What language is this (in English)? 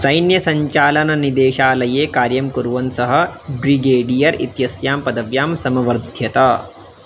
Sanskrit